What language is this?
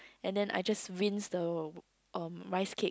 English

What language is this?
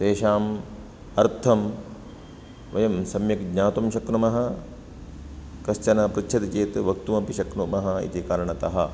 Sanskrit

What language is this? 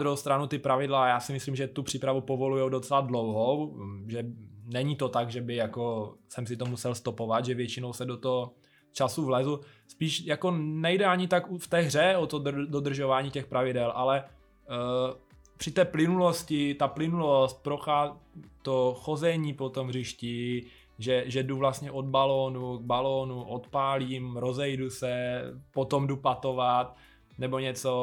Czech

